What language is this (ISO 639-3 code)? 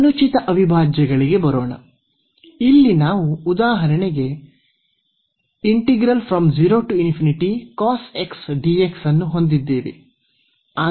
kan